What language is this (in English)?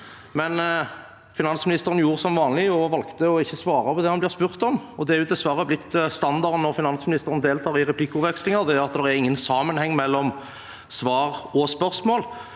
Norwegian